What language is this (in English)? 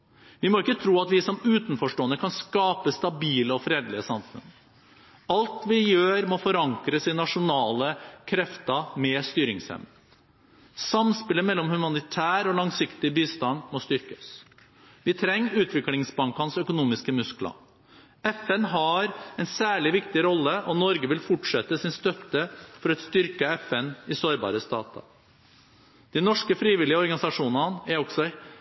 Norwegian Bokmål